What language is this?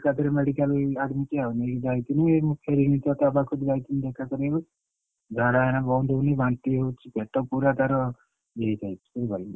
Odia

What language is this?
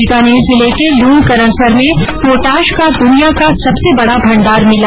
Hindi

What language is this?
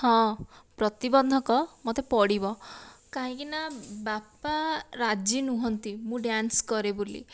Odia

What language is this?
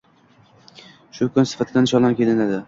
Uzbek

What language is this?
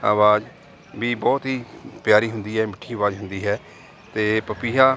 Punjabi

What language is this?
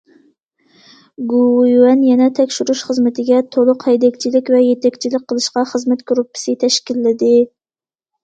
Uyghur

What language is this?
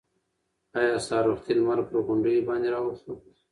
Pashto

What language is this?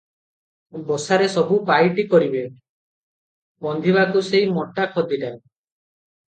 Odia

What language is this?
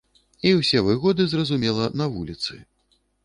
Belarusian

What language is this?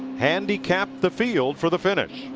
English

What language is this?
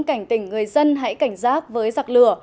Vietnamese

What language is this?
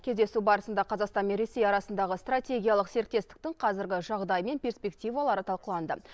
Kazakh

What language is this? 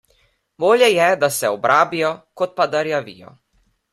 Slovenian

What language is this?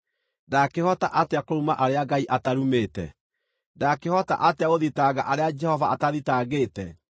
Kikuyu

